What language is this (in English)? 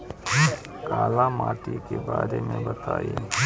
Bhojpuri